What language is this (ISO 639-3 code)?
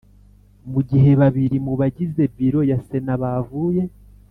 kin